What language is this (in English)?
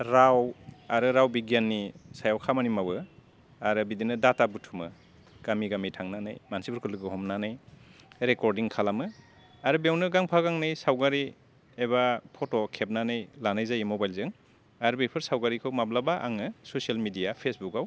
Bodo